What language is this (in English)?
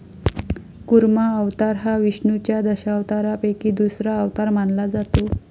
Marathi